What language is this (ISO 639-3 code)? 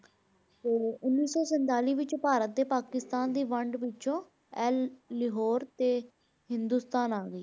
pan